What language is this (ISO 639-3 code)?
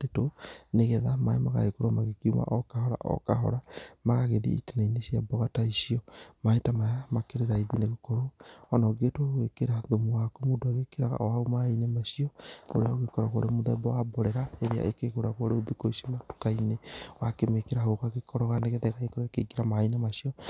kik